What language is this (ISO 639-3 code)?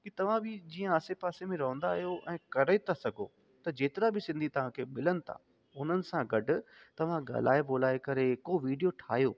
snd